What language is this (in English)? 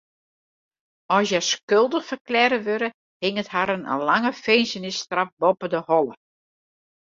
Western Frisian